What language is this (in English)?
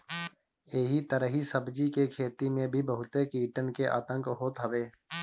Bhojpuri